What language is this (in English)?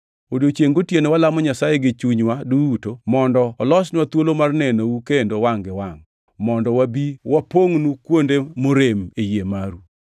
Luo (Kenya and Tanzania)